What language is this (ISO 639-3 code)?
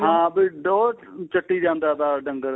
pan